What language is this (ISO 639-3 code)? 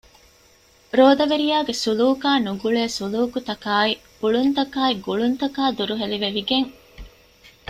div